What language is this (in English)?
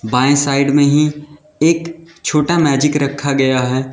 Hindi